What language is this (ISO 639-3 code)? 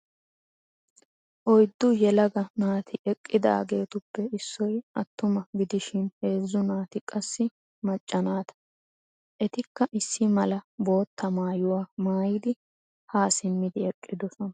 wal